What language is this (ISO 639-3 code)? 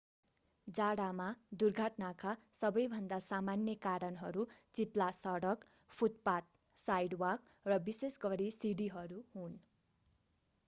nep